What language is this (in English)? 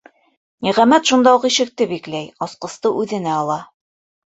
Bashkir